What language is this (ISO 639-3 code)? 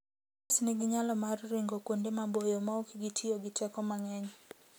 luo